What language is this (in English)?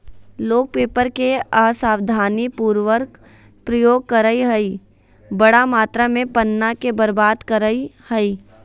Magahi